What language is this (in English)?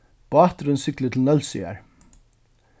Faroese